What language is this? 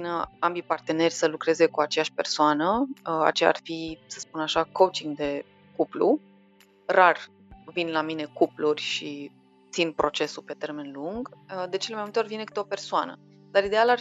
Romanian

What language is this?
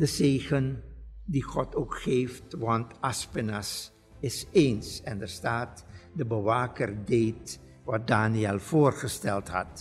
Dutch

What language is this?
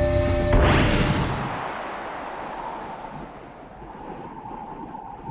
Japanese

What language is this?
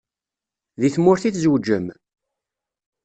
Kabyle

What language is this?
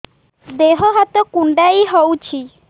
Odia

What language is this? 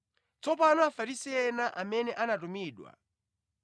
Nyanja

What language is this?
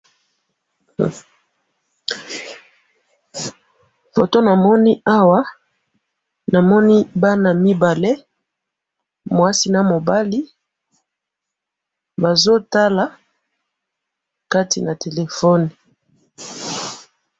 Lingala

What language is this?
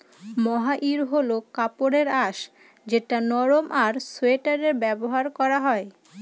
Bangla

